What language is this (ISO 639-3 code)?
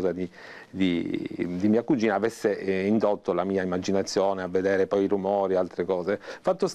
ita